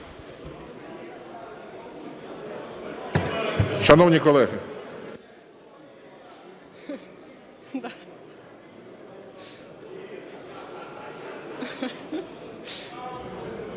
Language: Ukrainian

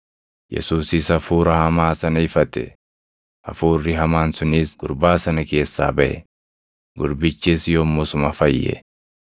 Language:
Oromo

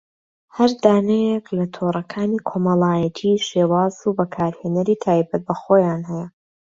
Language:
Central Kurdish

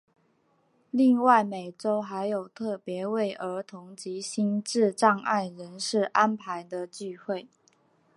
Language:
Chinese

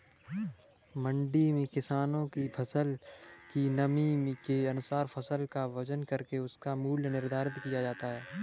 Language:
Hindi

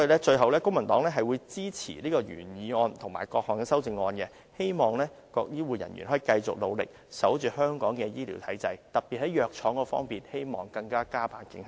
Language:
Cantonese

